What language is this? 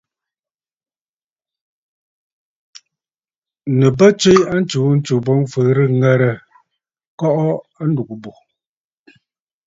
Bafut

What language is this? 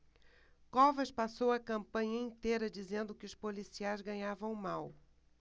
Portuguese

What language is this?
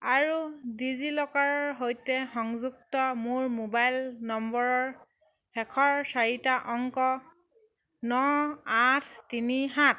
Assamese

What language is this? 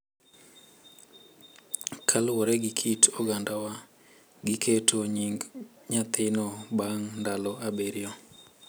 Luo (Kenya and Tanzania)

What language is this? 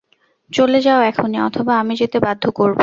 Bangla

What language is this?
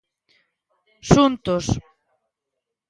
Galician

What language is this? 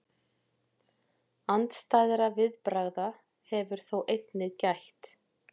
Icelandic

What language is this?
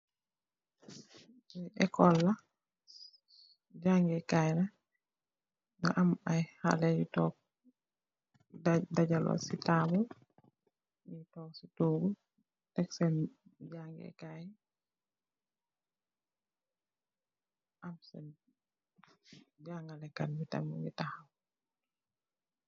Wolof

